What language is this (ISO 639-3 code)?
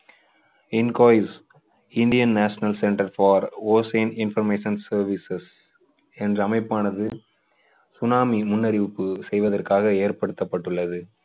tam